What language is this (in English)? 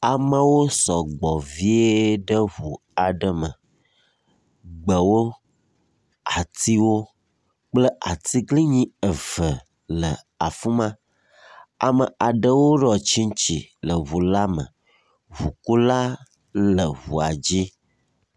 Ewe